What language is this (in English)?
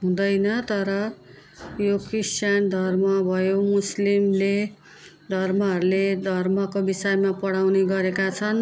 Nepali